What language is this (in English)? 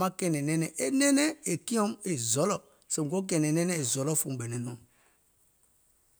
Gola